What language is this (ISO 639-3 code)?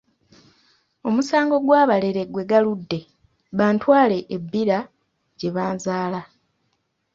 lug